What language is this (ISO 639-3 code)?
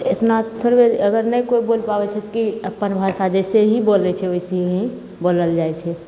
mai